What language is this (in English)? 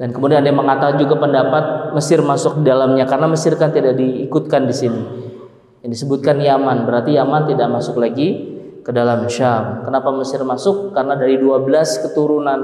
Indonesian